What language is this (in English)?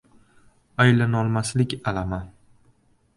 Uzbek